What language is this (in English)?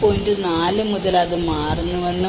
Malayalam